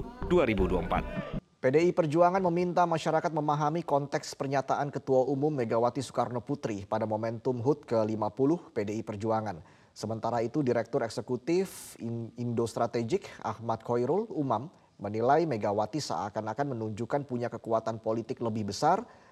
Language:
Indonesian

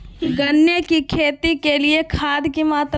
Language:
Magahi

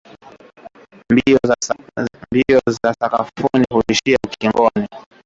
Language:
Swahili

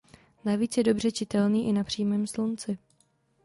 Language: Czech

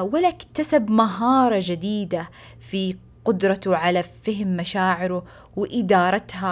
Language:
Arabic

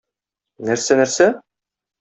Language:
Tatar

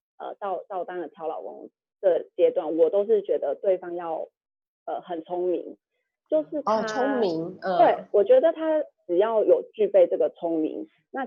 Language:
Chinese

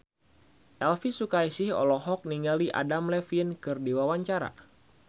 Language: Sundanese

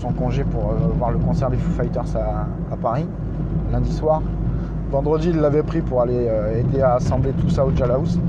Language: French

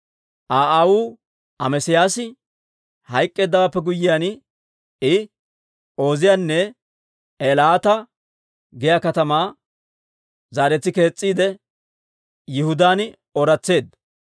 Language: Dawro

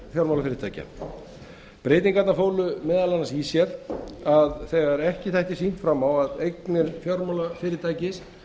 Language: Icelandic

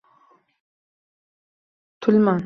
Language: Uzbek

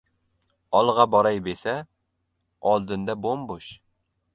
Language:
Uzbek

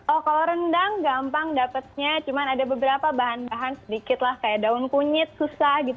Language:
Indonesian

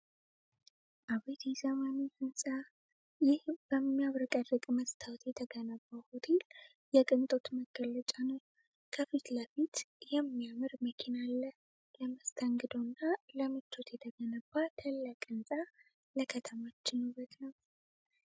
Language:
Amharic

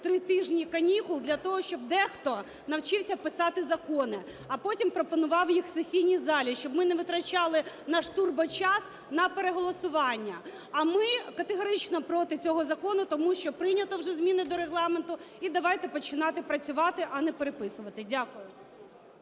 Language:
Ukrainian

